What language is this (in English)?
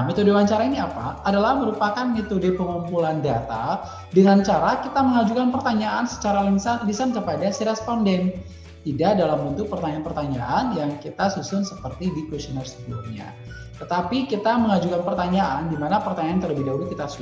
Indonesian